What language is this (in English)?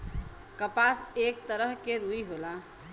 Bhojpuri